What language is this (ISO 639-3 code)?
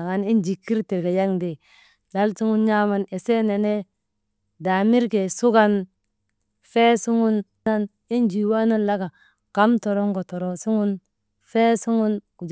mde